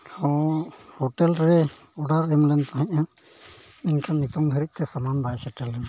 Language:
Santali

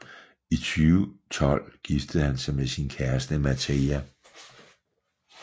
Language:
Danish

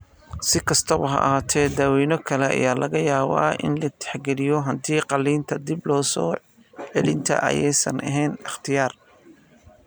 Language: Somali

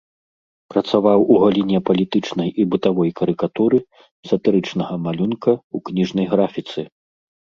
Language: Belarusian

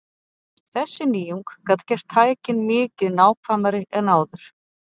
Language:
Icelandic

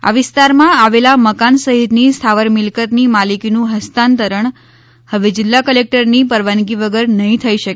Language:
Gujarati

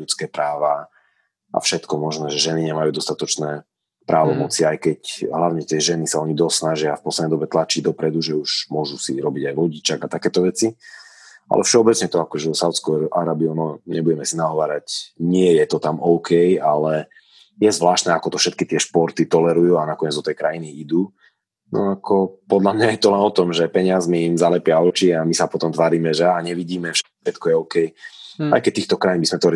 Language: Slovak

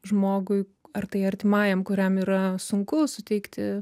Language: Lithuanian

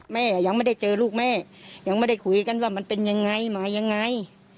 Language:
Thai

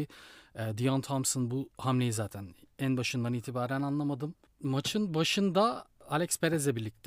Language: Turkish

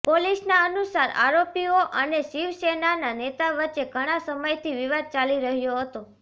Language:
Gujarati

